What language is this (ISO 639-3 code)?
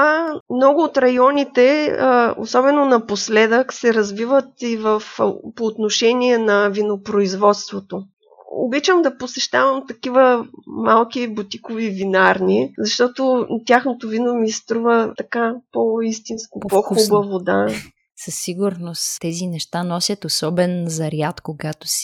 bul